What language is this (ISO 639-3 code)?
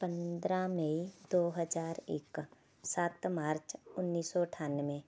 pan